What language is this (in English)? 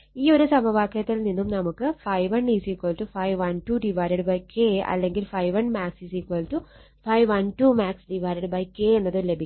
Malayalam